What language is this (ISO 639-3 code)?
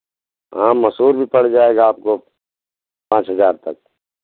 hin